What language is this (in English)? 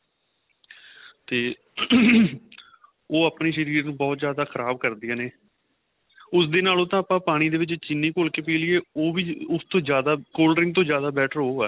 Punjabi